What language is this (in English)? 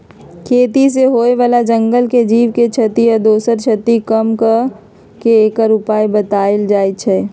Magahi